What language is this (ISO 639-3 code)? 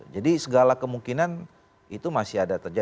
ind